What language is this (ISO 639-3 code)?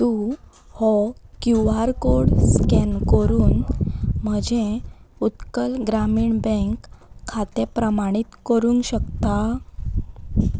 kok